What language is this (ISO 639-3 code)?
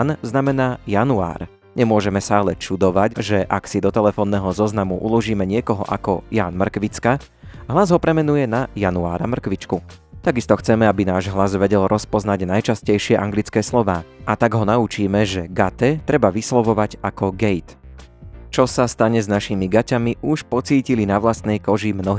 slk